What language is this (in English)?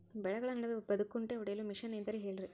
Kannada